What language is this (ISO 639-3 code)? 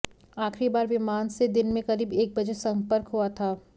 hin